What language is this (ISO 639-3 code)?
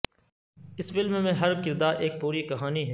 urd